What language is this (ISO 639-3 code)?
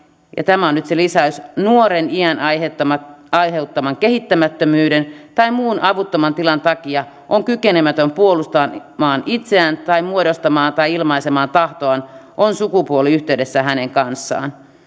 fin